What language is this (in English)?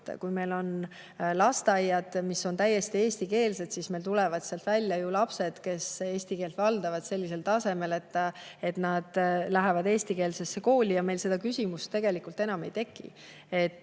Estonian